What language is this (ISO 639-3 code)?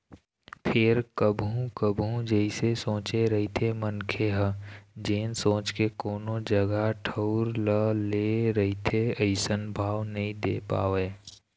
hne